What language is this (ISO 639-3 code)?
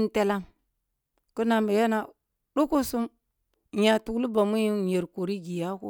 bbu